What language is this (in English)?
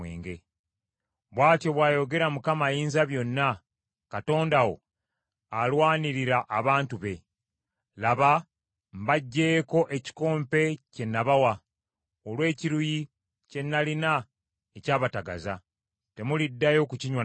Ganda